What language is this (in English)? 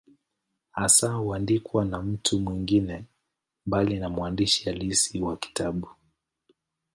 Swahili